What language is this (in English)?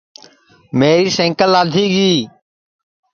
Sansi